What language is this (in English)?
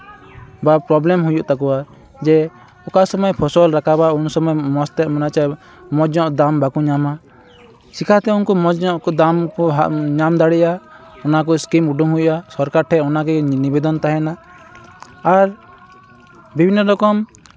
Santali